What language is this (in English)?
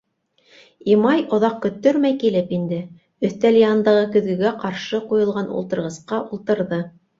Bashkir